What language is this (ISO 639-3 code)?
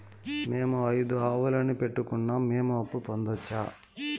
tel